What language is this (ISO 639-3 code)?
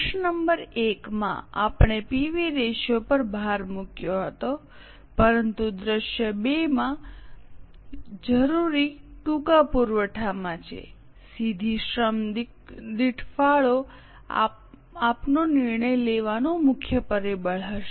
guj